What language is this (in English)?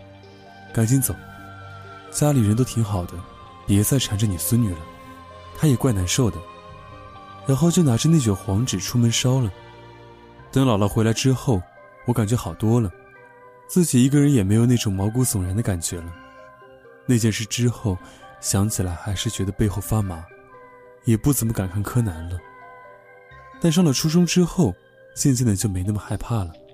Chinese